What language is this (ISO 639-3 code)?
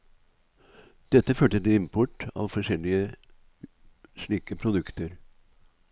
nor